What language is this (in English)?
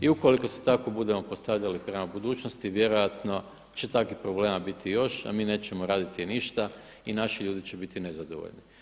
Croatian